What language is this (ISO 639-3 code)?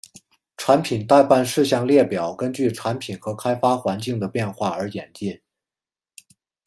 zho